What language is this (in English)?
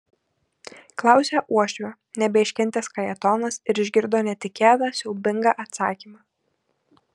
Lithuanian